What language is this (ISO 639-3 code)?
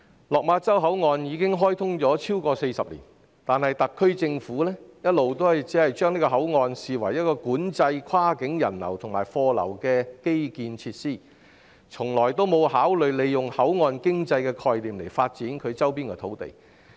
yue